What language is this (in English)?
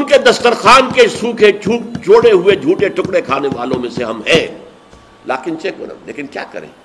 Urdu